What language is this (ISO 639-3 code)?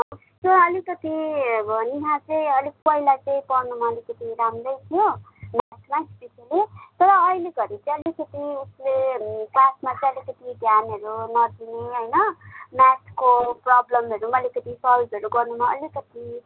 nep